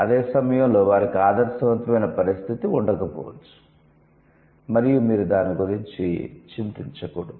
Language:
Telugu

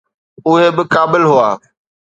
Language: Sindhi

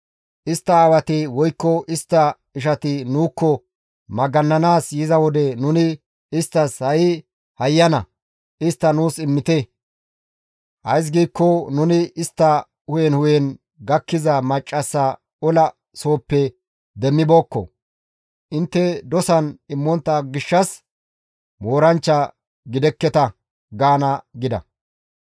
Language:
Gamo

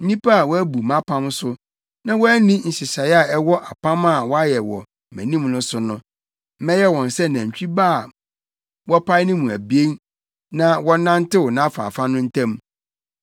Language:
Akan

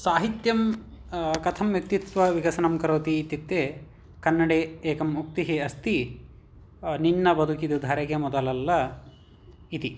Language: Sanskrit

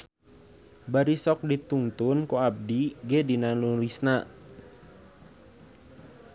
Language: Sundanese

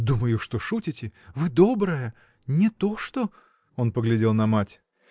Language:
Russian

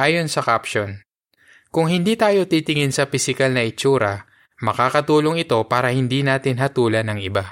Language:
Filipino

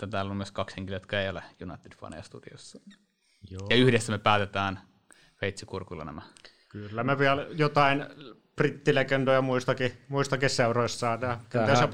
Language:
Finnish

